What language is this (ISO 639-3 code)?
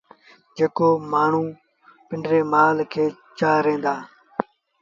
sbn